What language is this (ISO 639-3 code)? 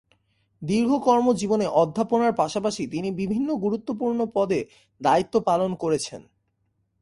ben